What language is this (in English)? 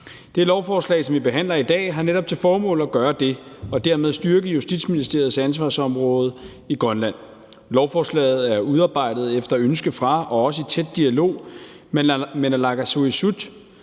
Danish